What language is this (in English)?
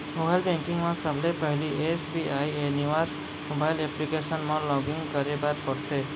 Chhattisgarhi